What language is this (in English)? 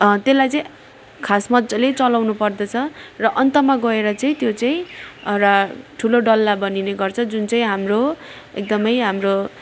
Nepali